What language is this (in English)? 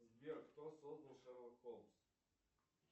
Russian